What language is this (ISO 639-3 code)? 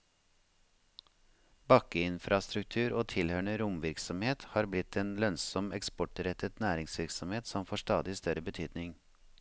nor